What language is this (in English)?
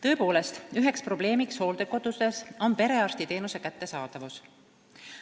Estonian